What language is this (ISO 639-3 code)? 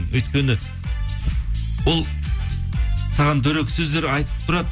kaz